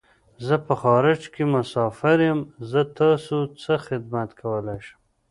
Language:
Pashto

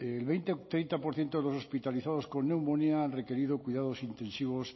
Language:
Spanish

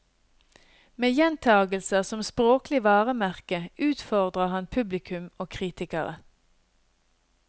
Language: Norwegian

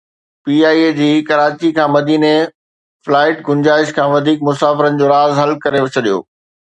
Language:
Sindhi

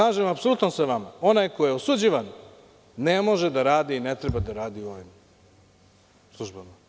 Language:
Serbian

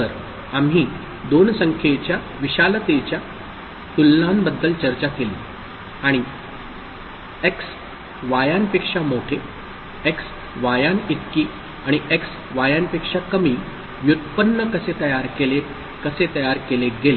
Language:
Marathi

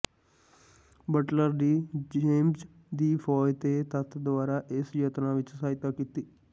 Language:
Punjabi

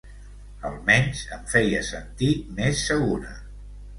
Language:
Catalan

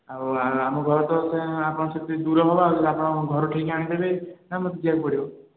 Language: Odia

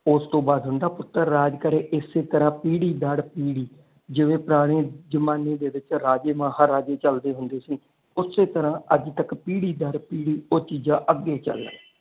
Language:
Punjabi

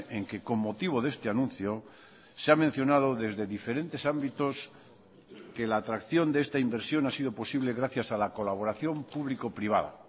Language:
Spanish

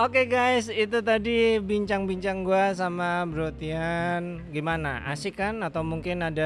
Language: Indonesian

